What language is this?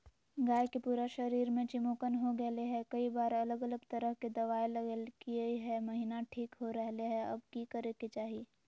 Magahi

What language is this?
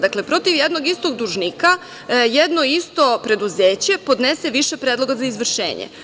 Serbian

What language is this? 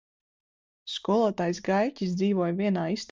Latvian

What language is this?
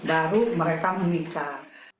Indonesian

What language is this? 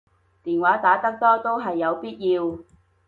Cantonese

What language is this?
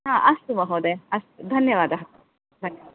Sanskrit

